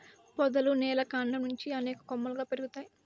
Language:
Telugu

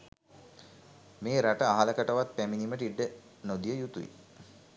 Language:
Sinhala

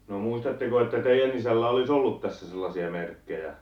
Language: Finnish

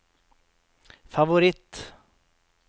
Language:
Norwegian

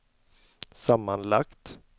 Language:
Swedish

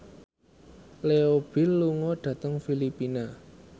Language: Javanese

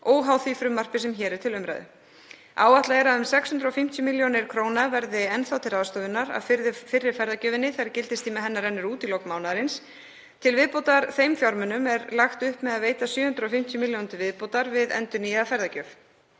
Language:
Icelandic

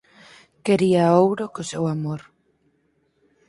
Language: Galician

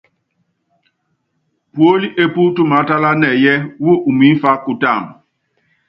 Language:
Yangben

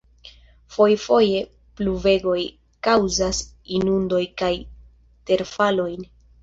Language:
Esperanto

